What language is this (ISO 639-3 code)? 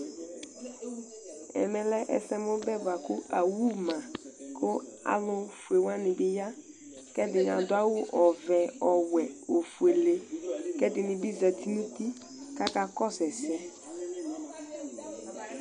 kpo